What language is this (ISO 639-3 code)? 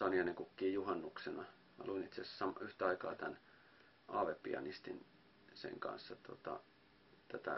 fin